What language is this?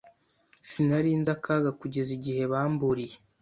Kinyarwanda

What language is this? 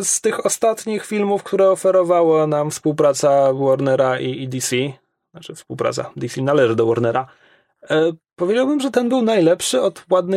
Polish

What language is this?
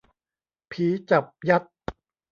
Thai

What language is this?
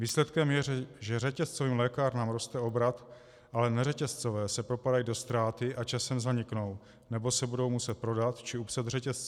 Czech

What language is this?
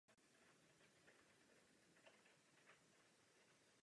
Czech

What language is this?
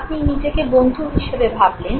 Bangla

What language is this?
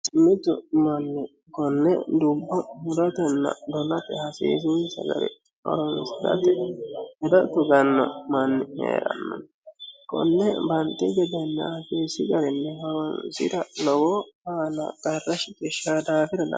Sidamo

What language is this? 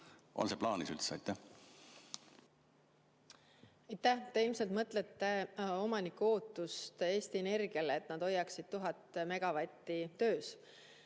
Estonian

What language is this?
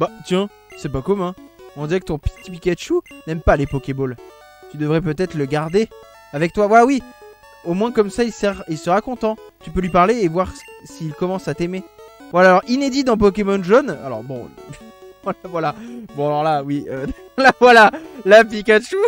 French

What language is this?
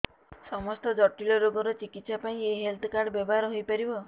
Odia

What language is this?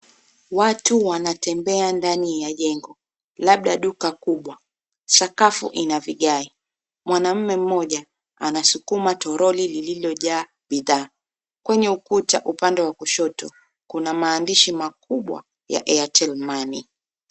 Swahili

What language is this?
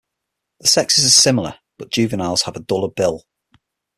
English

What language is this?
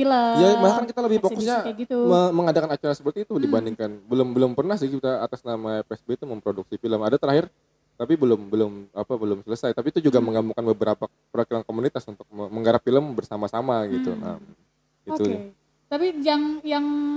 Indonesian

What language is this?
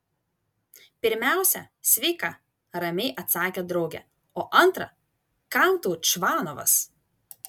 Lithuanian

